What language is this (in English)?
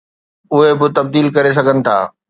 Sindhi